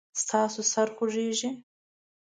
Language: Pashto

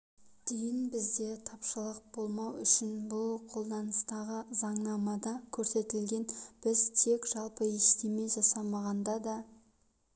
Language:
Kazakh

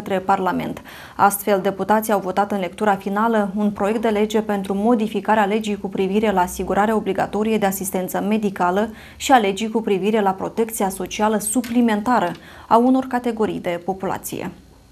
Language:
Romanian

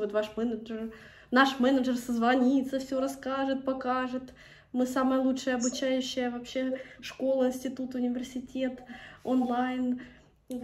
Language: Russian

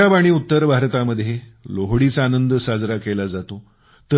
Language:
Marathi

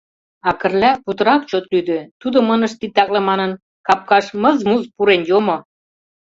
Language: Mari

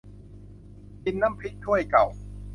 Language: Thai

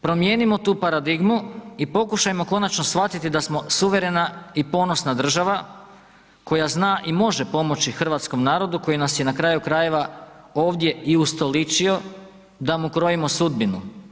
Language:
Croatian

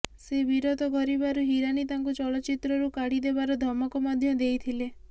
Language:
Odia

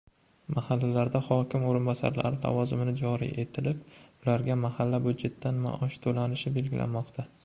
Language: Uzbek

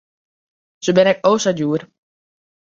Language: Western Frisian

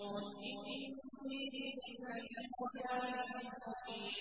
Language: Arabic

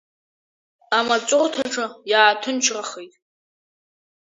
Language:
Abkhazian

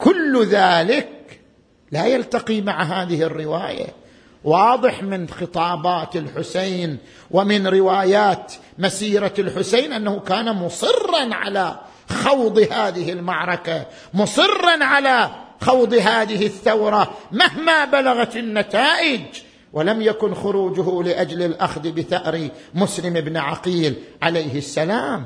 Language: Arabic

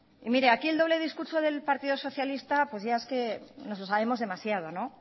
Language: Spanish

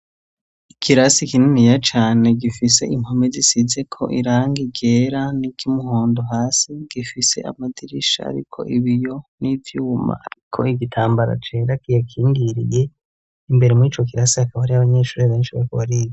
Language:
Rundi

